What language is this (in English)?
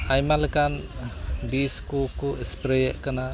Santali